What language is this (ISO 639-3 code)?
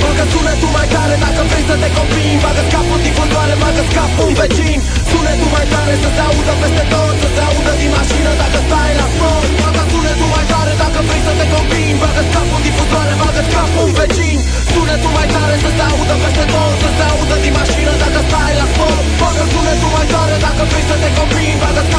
ron